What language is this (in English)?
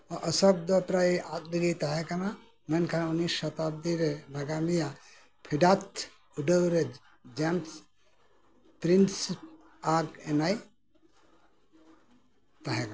Santali